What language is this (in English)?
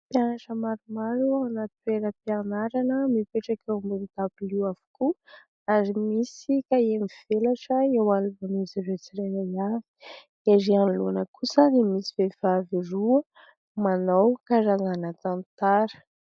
Malagasy